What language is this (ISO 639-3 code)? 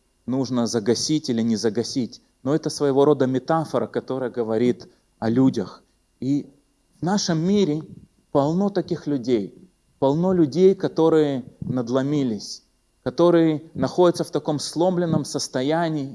rus